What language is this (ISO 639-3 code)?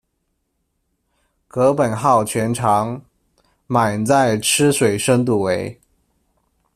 zho